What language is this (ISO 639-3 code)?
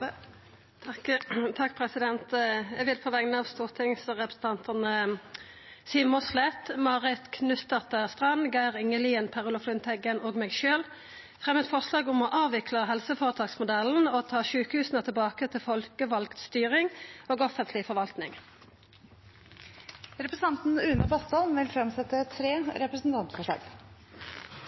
nor